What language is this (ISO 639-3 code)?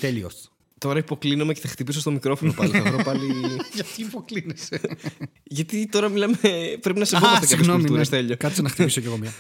ell